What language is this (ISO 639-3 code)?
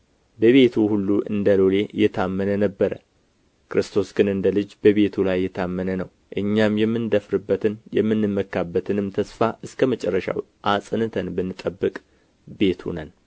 amh